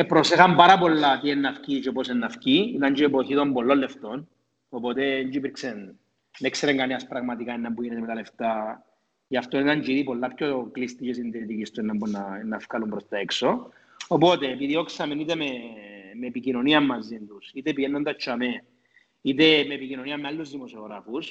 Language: Greek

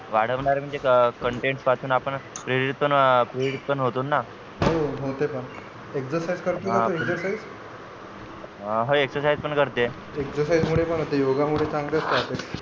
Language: Marathi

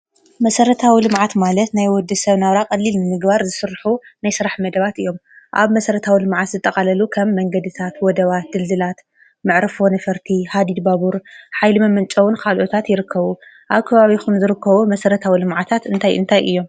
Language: Tigrinya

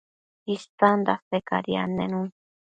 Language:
Matsés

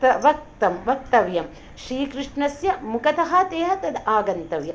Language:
Sanskrit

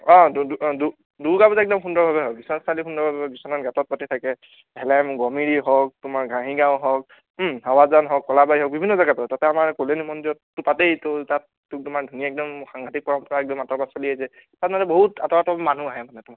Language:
Assamese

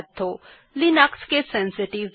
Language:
Bangla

